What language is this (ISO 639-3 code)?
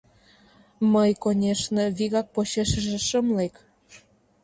chm